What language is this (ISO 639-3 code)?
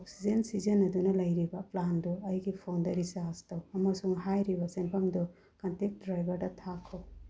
mni